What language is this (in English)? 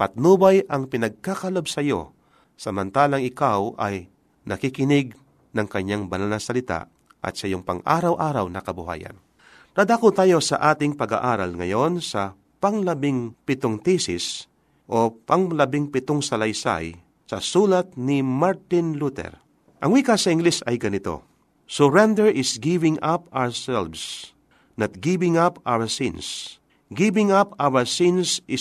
Filipino